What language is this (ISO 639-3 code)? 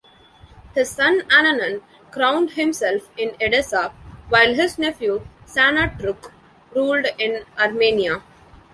eng